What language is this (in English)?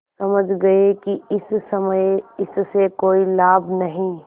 Hindi